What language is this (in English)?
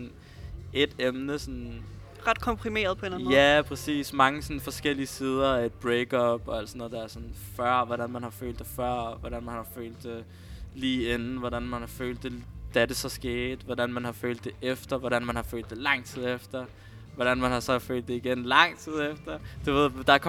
Danish